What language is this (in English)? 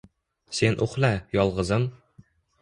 Uzbek